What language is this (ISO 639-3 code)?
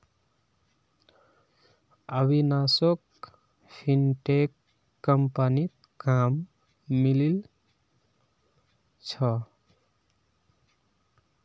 mag